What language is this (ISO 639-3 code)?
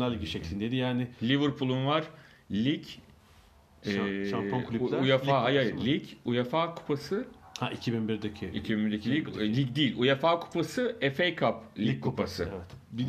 tur